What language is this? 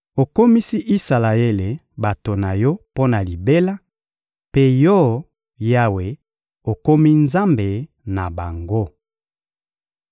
Lingala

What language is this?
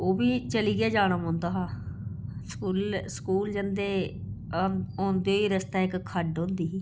Dogri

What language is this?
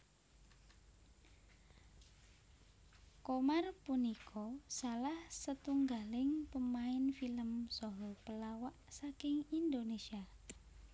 Javanese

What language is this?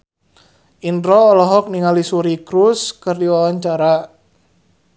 Sundanese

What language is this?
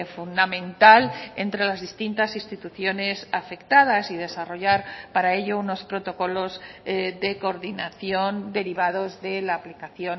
Spanish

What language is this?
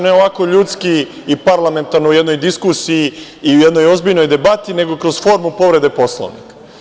Serbian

